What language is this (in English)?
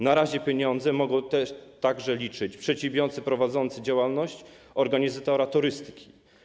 Polish